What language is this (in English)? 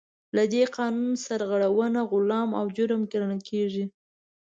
Pashto